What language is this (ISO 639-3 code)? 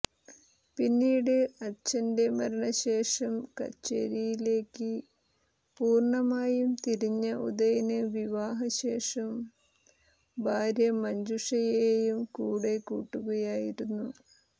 mal